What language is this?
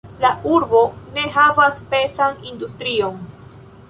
Esperanto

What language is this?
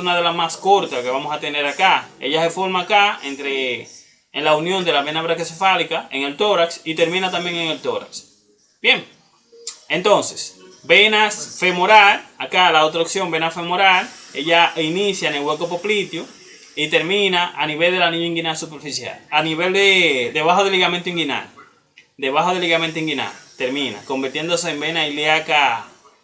Spanish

